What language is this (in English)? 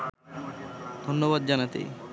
Bangla